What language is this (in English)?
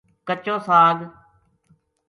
Gujari